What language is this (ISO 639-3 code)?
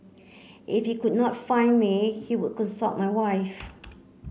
eng